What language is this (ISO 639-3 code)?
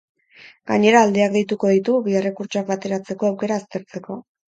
eus